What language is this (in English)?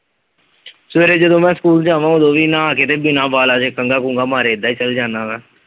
Punjabi